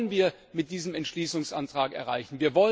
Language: German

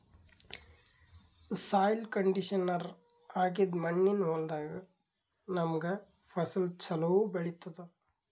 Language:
Kannada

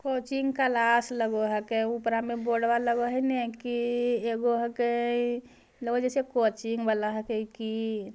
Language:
Magahi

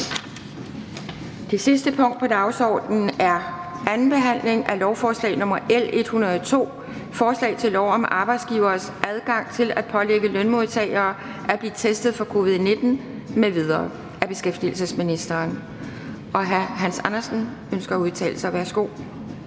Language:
Danish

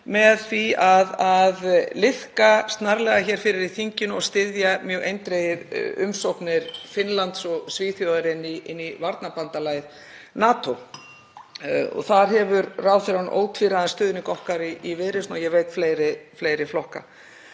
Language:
Icelandic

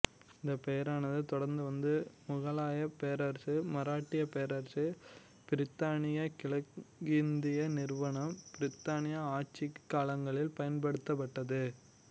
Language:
Tamil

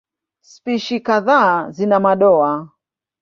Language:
Swahili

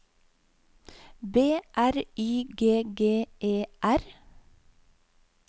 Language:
Norwegian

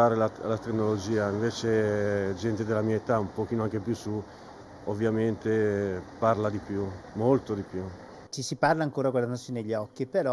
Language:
Italian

